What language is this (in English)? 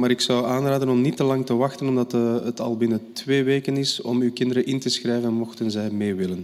Dutch